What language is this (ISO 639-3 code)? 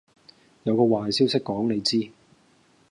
yue